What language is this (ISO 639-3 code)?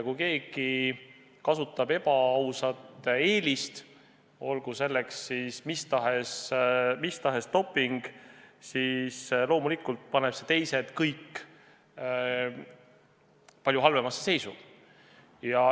est